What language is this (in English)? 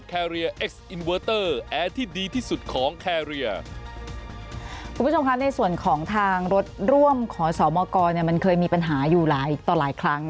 Thai